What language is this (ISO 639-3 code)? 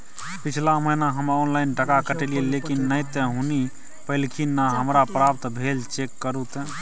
mai